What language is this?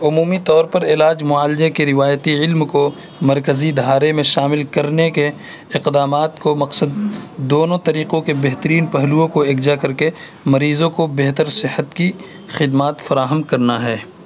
Urdu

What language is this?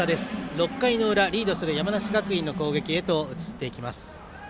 Japanese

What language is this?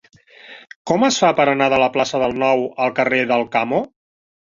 Catalan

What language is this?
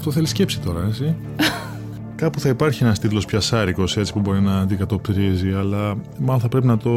Greek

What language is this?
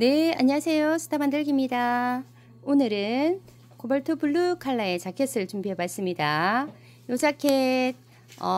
Korean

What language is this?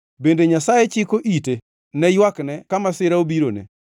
Luo (Kenya and Tanzania)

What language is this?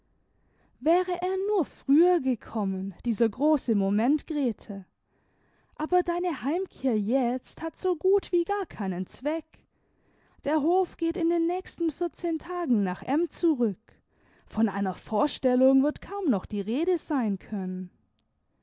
German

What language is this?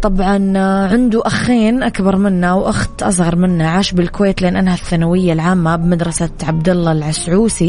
Arabic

